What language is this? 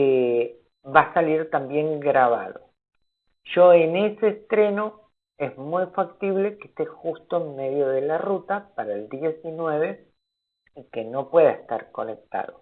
Spanish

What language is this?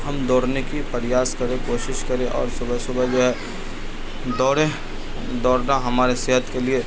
Urdu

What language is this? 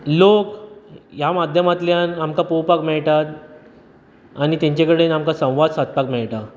Konkani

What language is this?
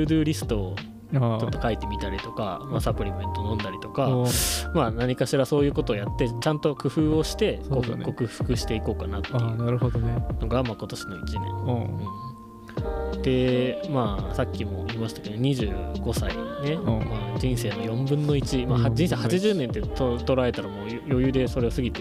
Japanese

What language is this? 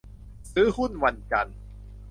Thai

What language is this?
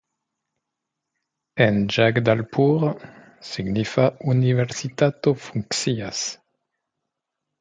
Esperanto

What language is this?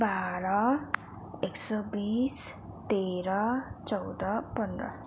Nepali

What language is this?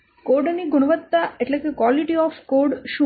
Gujarati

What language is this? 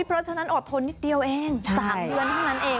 Thai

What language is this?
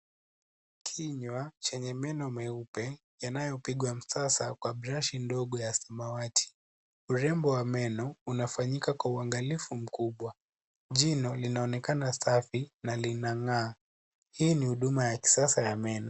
Swahili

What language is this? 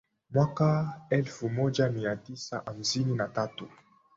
Swahili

